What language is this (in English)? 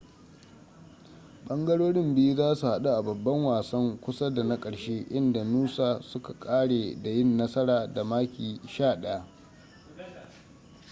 Hausa